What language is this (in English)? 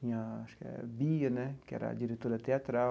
Portuguese